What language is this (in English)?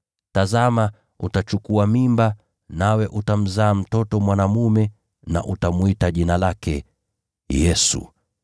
Swahili